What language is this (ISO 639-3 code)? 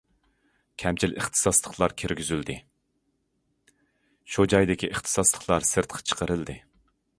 uig